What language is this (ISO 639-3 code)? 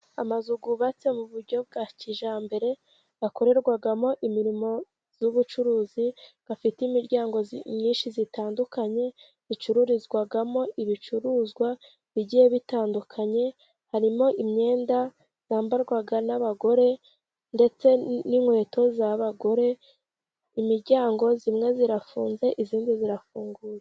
kin